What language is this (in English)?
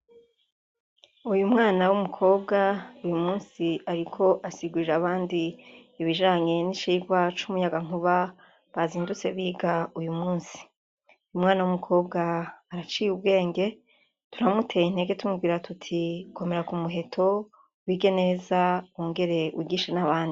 Rundi